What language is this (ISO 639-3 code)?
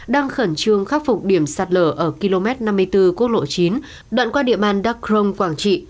vie